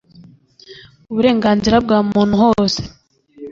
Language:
Kinyarwanda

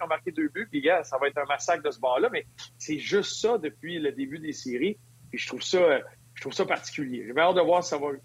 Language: French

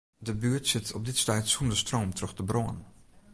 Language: Western Frisian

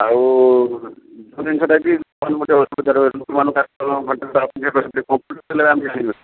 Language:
Odia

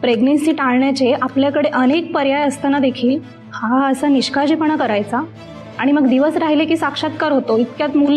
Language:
Marathi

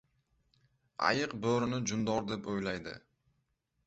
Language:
Uzbek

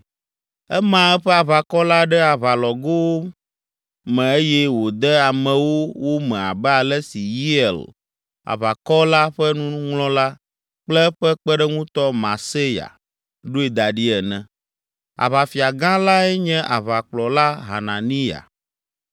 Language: Ewe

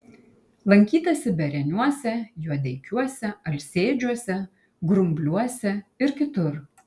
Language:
Lithuanian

